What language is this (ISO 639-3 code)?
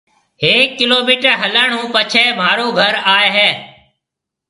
mve